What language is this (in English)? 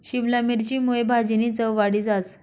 Marathi